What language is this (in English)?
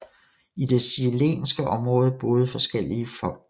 Danish